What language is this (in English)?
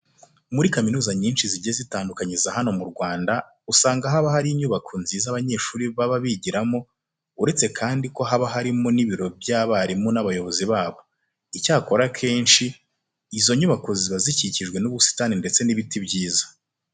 Kinyarwanda